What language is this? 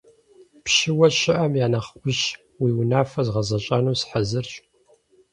Kabardian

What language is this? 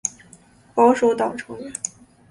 Chinese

